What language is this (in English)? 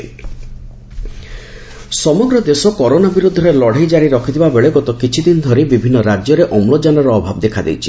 Odia